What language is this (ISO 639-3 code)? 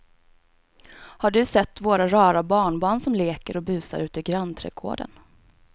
swe